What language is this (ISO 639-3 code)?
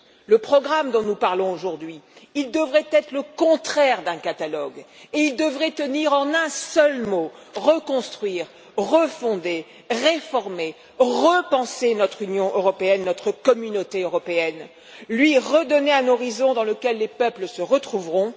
fra